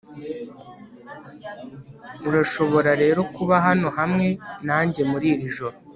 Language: Kinyarwanda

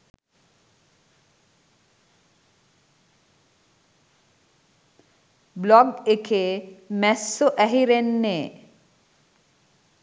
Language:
Sinhala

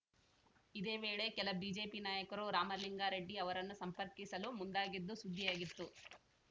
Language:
Kannada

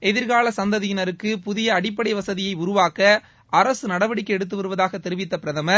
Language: Tamil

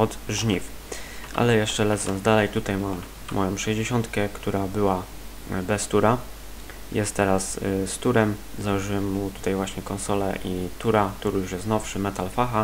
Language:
Polish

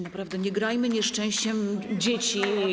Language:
Polish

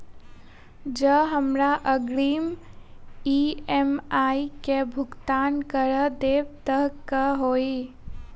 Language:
Maithili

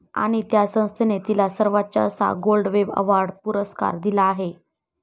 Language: Marathi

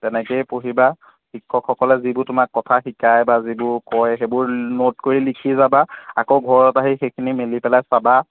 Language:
Assamese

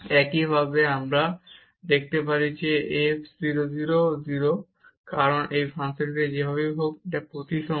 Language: Bangla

